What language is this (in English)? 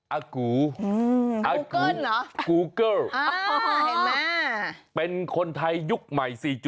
Thai